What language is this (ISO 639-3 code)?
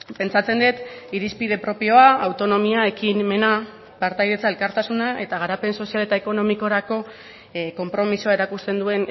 eus